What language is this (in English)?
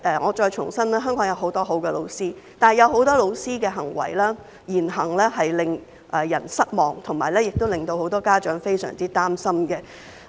Cantonese